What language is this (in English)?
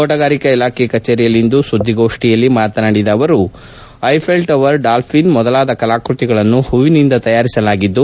Kannada